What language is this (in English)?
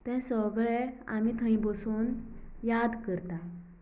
Konkani